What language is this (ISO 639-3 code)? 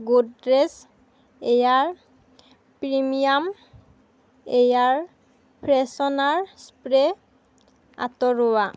asm